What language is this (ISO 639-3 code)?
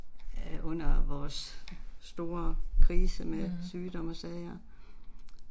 dan